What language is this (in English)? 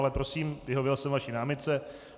Czech